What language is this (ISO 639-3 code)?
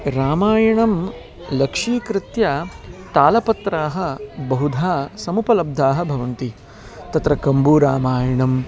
san